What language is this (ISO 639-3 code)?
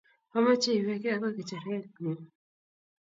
kln